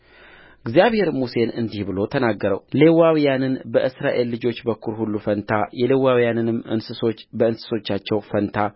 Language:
Amharic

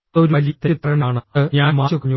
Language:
Malayalam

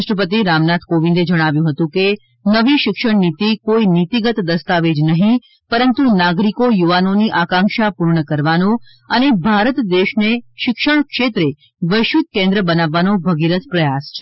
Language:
Gujarati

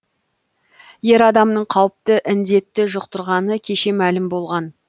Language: Kazakh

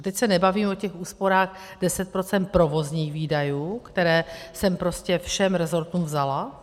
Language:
Czech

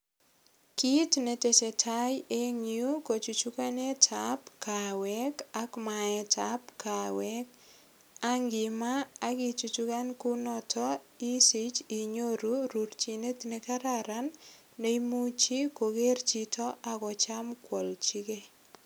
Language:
Kalenjin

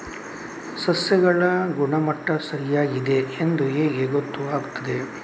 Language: Kannada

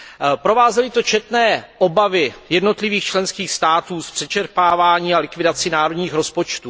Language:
Czech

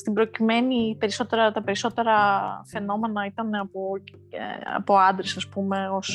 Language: Greek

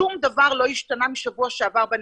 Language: Hebrew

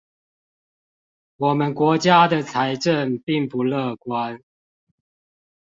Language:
Chinese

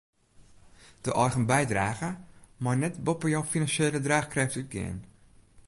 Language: Western Frisian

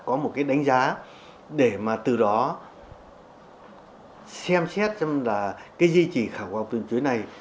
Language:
Vietnamese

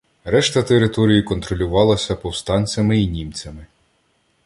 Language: Ukrainian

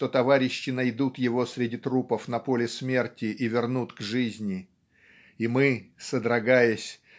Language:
Russian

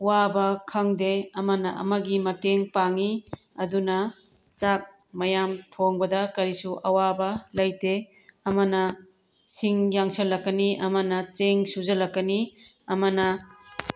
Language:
Manipuri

